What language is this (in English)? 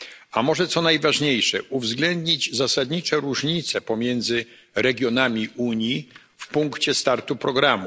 Polish